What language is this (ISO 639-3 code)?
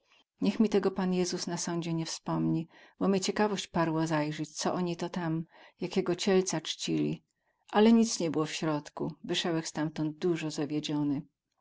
pol